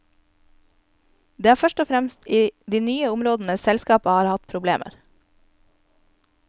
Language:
Norwegian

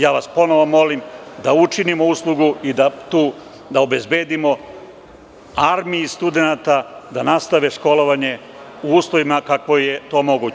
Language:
Serbian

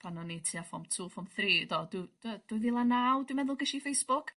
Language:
Welsh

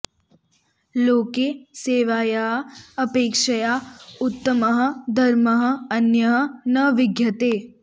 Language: Sanskrit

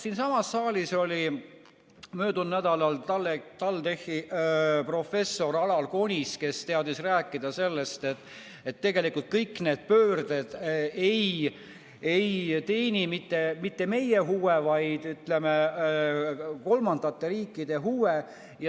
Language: Estonian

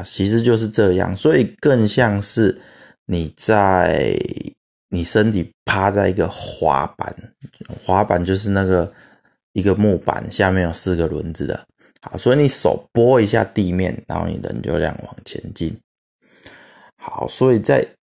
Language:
Chinese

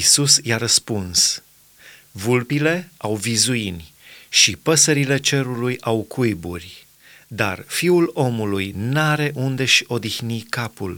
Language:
Romanian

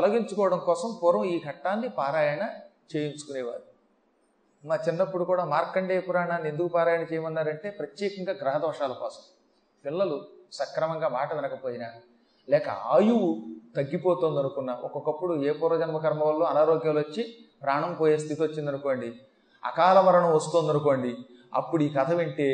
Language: Telugu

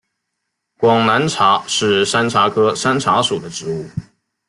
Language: Chinese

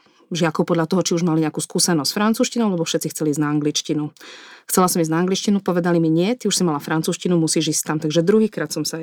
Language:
Slovak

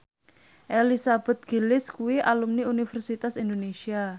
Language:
Javanese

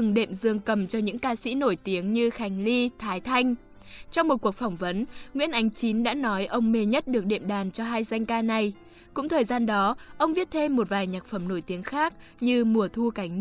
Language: Vietnamese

